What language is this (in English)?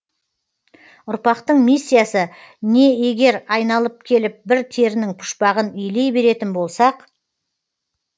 Kazakh